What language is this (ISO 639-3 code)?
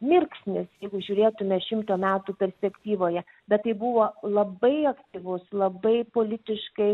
lit